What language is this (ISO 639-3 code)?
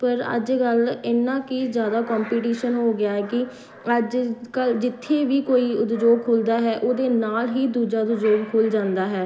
pan